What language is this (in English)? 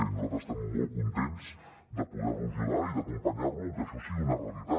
Catalan